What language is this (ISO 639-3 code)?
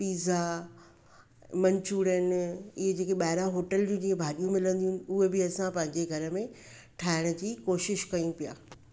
snd